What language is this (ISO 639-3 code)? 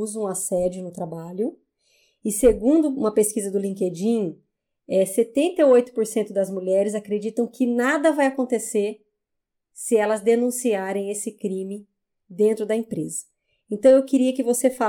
por